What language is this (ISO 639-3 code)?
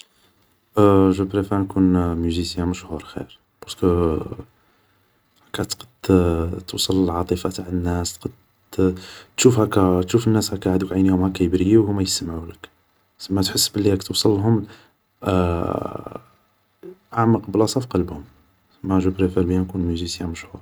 arq